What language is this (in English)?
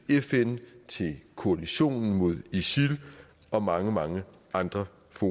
Danish